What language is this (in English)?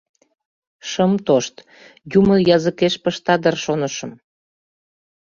Mari